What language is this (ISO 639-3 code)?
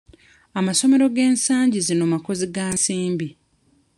lug